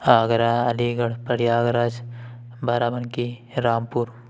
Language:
Urdu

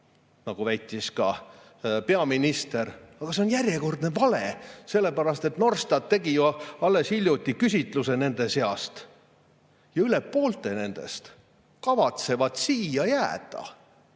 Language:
Estonian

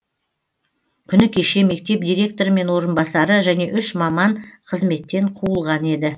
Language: Kazakh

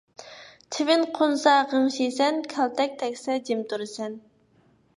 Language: Uyghur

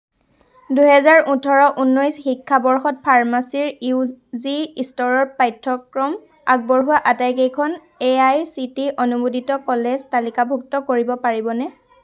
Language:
Assamese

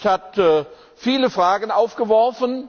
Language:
German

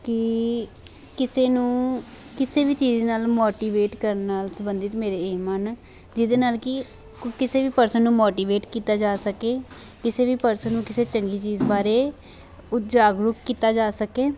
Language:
Punjabi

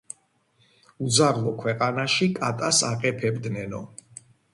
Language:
Georgian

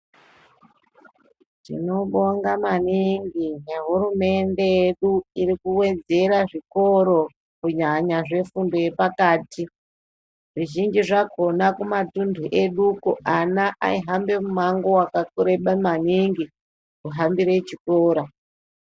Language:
Ndau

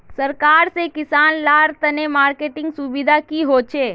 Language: Magahi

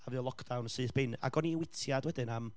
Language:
Welsh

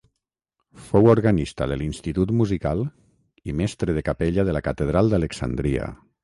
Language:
Catalan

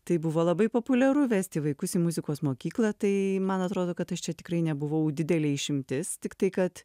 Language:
Lithuanian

